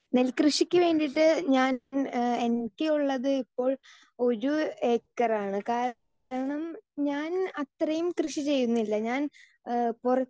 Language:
Malayalam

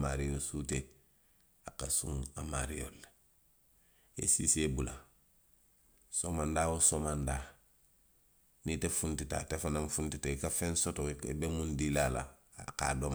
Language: Western Maninkakan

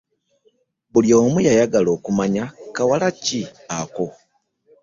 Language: Ganda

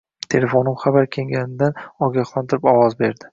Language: Uzbek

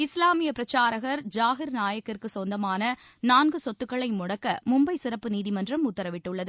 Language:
Tamil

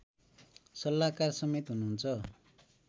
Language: Nepali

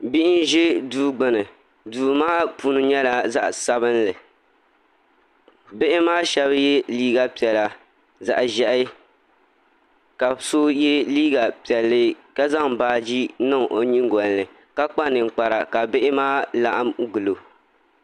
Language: Dagbani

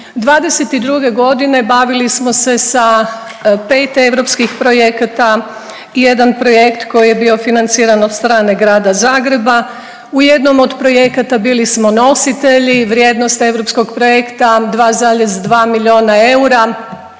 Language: Croatian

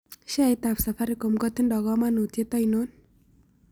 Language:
Kalenjin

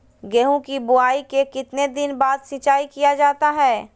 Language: Magahi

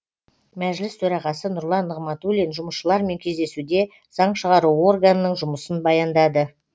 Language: Kazakh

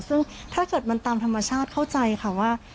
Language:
Thai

